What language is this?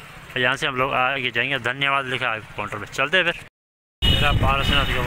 Hindi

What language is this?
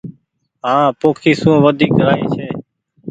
Goaria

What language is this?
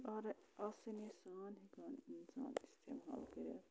Kashmiri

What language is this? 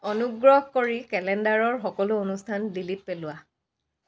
Assamese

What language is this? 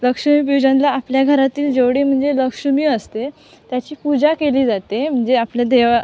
Marathi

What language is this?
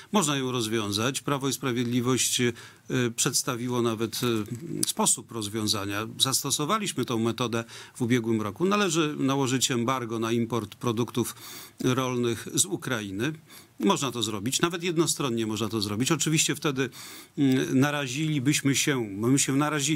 Polish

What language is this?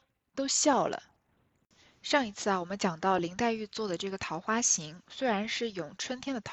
Chinese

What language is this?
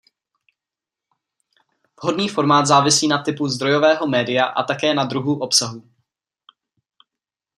Czech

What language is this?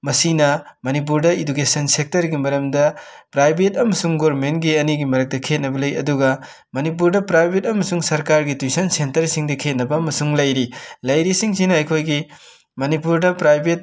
Manipuri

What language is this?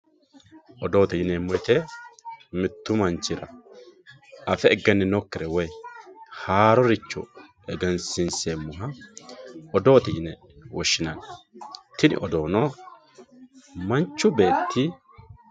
Sidamo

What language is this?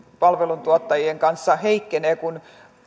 Finnish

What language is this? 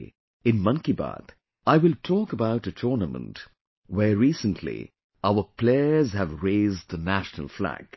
English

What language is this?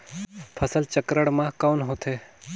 Chhattisgarhi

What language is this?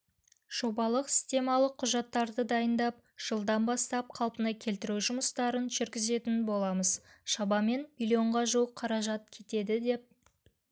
Kazakh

